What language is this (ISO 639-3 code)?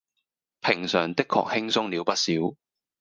yue